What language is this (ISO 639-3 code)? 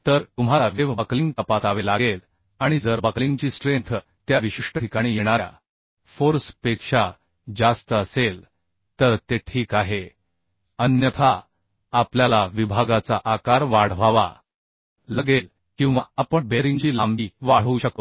mar